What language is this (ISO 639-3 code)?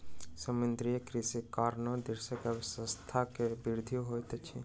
mai